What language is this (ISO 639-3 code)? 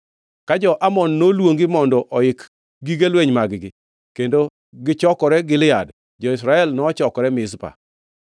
luo